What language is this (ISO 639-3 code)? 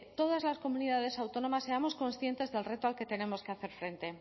spa